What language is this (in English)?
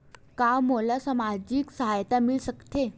Chhattisgarhi